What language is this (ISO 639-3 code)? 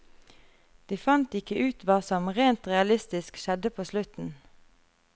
nor